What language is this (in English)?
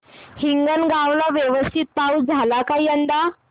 Marathi